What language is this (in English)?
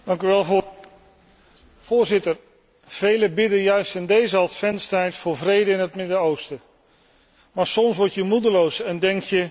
Dutch